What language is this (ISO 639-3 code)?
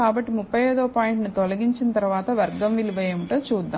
tel